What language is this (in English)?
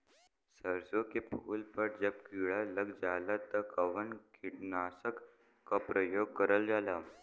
Bhojpuri